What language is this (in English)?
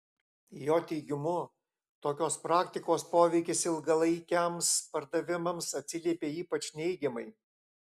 Lithuanian